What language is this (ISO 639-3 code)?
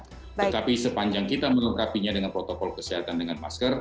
ind